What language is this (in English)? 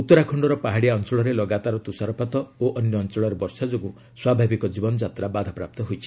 Odia